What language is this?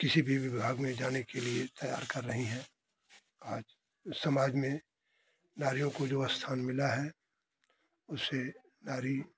Hindi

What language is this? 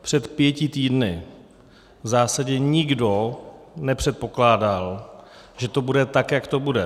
Czech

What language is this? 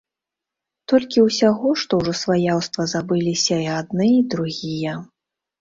Belarusian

